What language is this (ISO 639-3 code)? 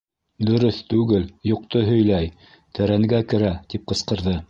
bak